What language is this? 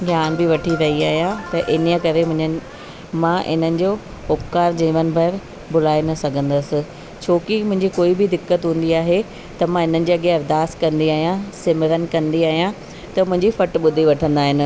Sindhi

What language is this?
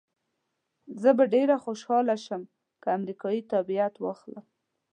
Pashto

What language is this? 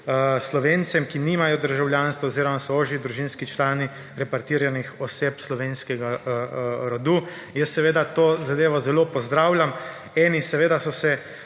Slovenian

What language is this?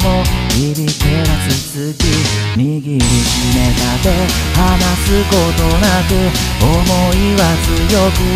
Korean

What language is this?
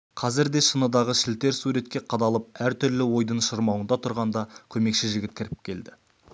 Kazakh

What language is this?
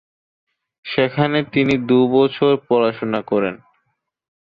Bangla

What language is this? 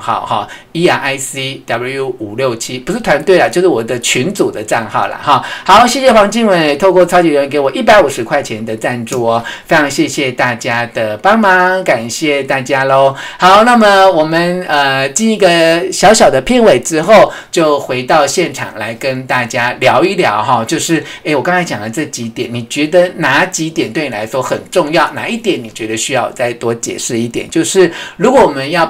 Chinese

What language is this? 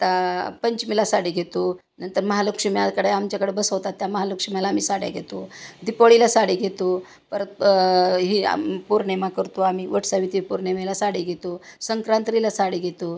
Marathi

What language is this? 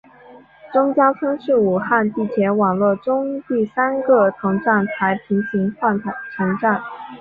Chinese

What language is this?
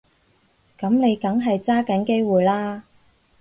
Cantonese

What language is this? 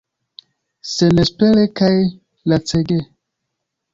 Esperanto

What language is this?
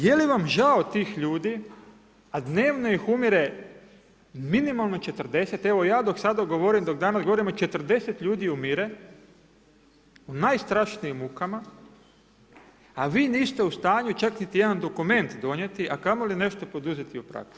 Croatian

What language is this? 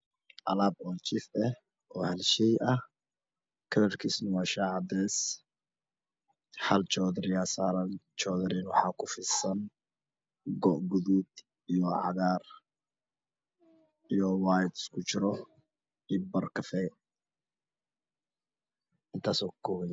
Somali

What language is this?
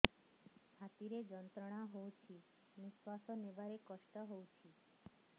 Odia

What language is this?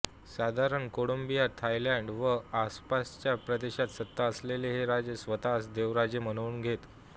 Marathi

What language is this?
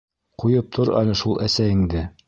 Bashkir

